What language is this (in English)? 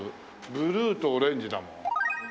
Japanese